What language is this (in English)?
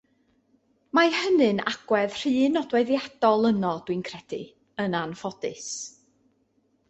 Welsh